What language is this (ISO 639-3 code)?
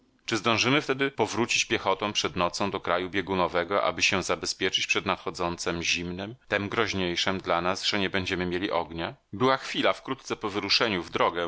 pol